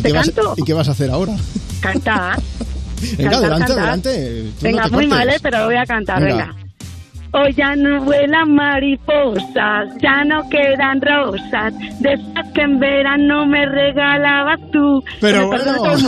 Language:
Spanish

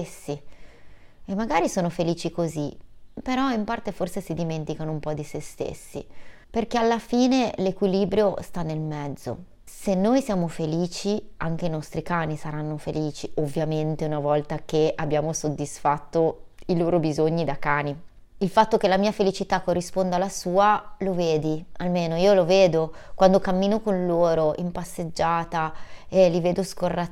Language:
Italian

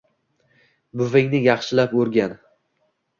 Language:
Uzbek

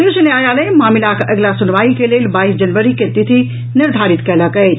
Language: Maithili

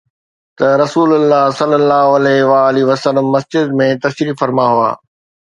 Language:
Sindhi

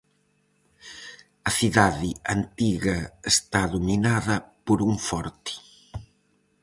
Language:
Galician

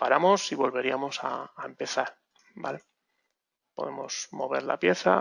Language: Spanish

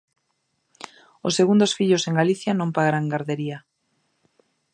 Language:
Galician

